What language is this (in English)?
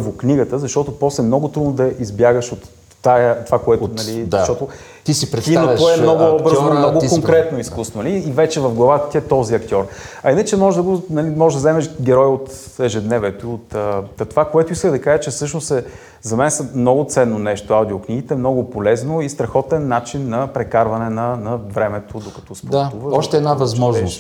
Bulgarian